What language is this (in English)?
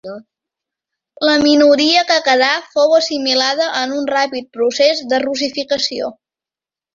Catalan